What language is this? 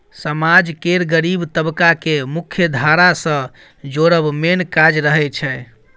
Maithili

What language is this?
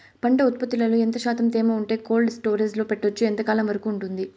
Telugu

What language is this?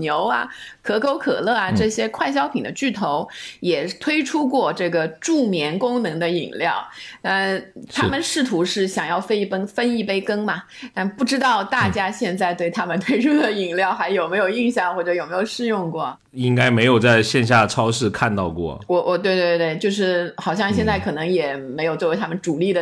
Chinese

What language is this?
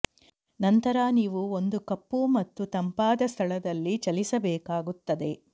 Kannada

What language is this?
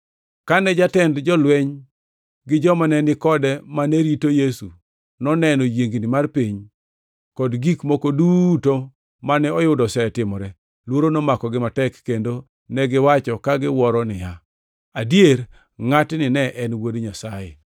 Luo (Kenya and Tanzania)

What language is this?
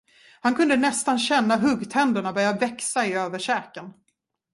Swedish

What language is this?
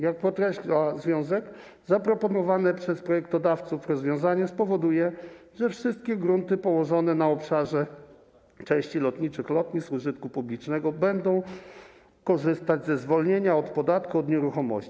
Polish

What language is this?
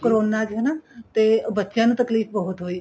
Punjabi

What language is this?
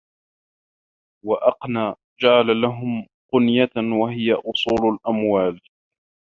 Arabic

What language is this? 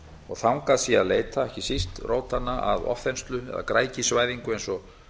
Icelandic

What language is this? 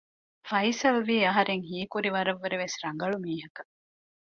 Divehi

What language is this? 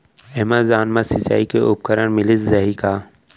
Chhattisgarhi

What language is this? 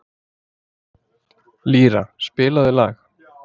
Icelandic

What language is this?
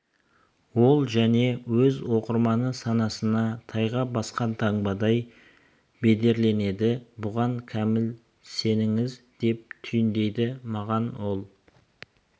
Kazakh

